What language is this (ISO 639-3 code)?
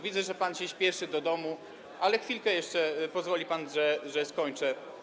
pol